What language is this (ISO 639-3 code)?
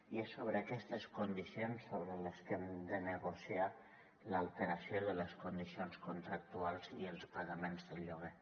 cat